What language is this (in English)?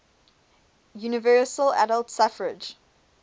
English